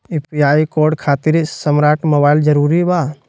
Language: Magahi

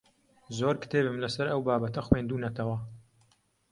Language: Central Kurdish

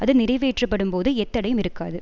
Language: Tamil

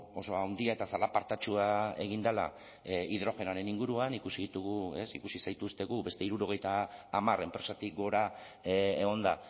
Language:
Basque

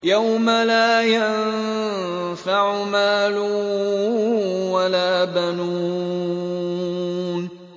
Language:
Arabic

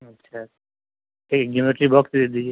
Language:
Urdu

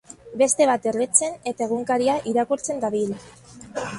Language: Basque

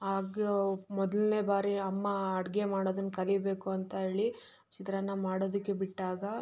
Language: Kannada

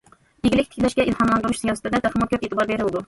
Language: Uyghur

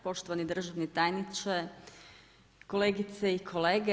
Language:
Croatian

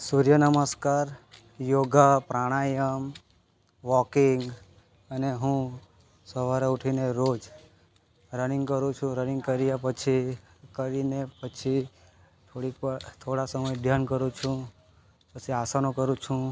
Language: Gujarati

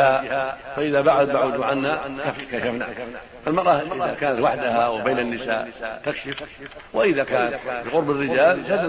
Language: Arabic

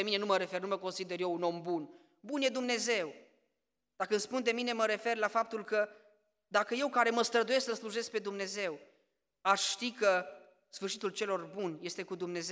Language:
Romanian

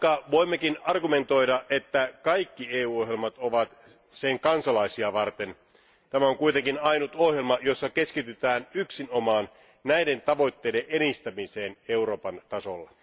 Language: Finnish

